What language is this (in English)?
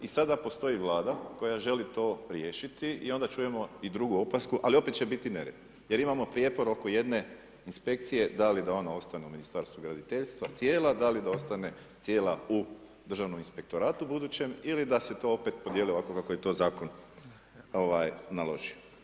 Croatian